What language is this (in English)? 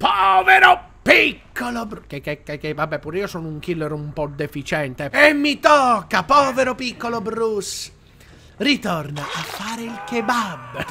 Italian